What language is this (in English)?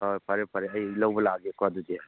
Manipuri